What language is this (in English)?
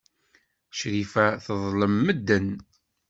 Kabyle